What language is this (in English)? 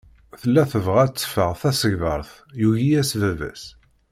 Kabyle